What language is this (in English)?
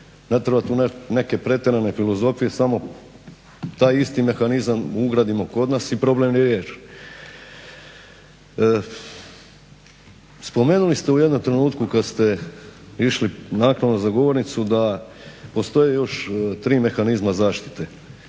Croatian